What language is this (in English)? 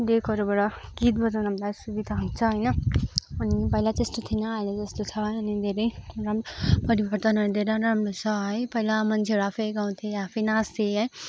Nepali